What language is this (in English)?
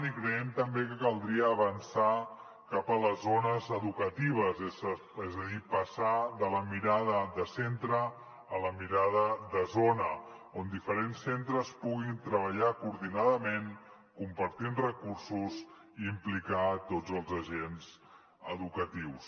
Catalan